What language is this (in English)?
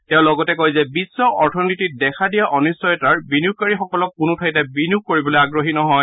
Assamese